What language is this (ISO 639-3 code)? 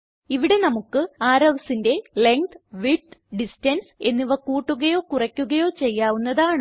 mal